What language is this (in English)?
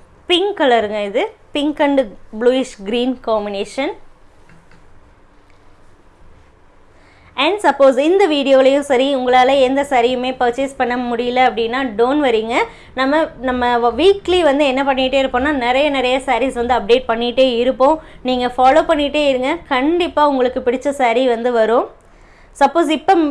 Tamil